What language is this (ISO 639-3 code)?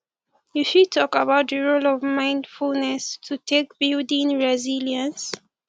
pcm